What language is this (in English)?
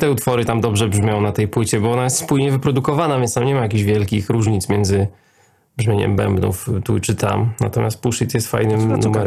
Polish